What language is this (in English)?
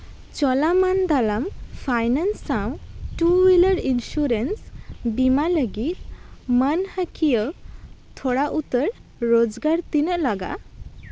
Santali